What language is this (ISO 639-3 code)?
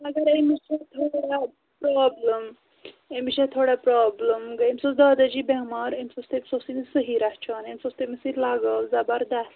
kas